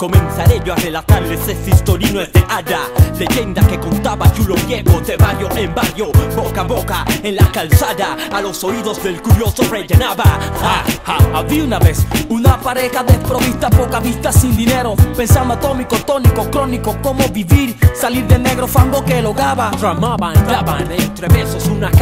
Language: Spanish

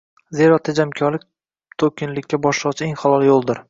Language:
Uzbek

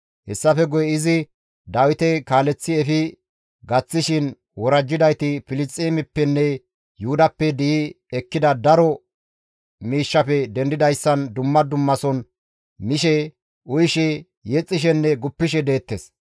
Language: Gamo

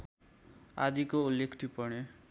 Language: Nepali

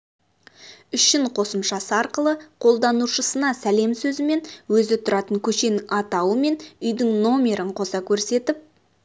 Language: Kazakh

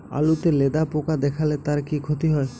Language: Bangla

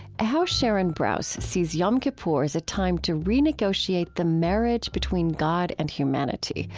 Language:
English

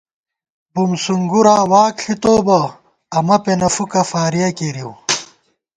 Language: Gawar-Bati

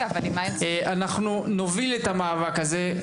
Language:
Hebrew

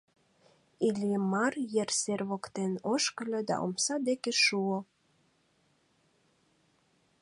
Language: Mari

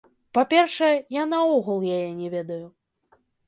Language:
Belarusian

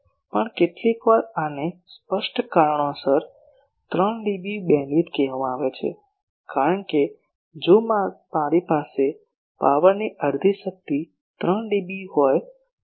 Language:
Gujarati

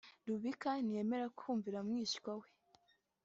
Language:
Kinyarwanda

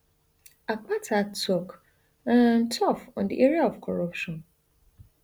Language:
Nigerian Pidgin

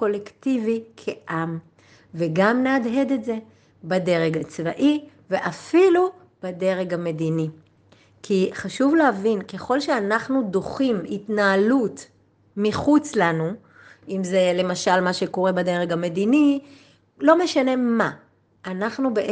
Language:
Hebrew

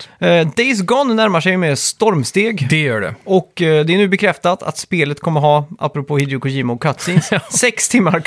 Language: Swedish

